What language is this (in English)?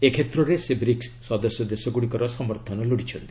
Odia